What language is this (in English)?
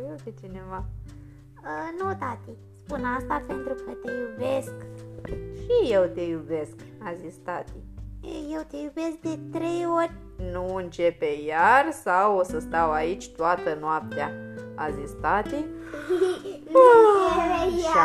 Romanian